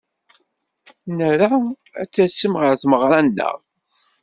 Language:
Kabyle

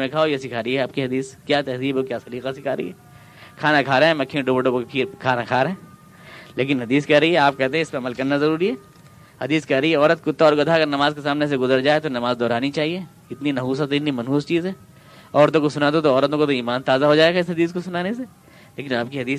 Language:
Urdu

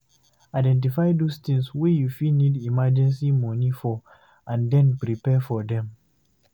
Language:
Nigerian Pidgin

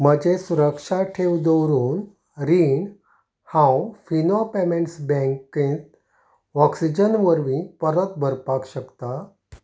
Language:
Konkani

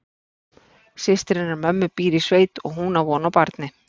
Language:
Icelandic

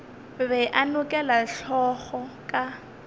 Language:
Northern Sotho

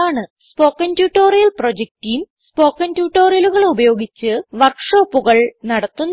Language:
Malayalam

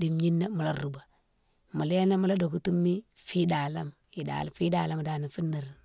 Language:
Mansoanka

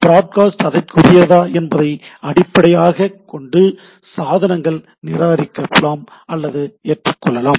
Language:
Tamil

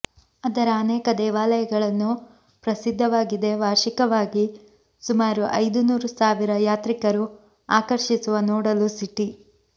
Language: Kannada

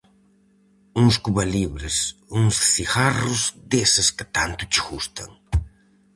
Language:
Galician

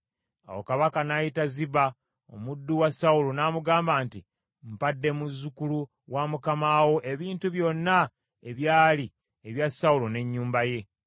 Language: Ganda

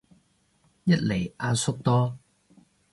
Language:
Cantonese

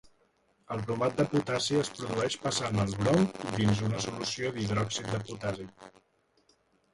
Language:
Catalan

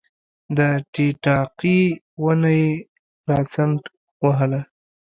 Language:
Pashto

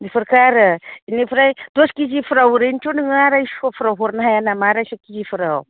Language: Bodo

